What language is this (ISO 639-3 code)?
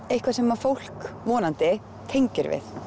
isl